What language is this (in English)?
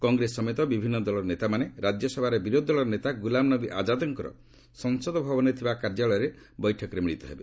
Odia